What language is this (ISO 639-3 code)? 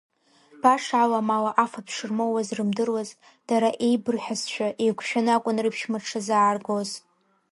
abk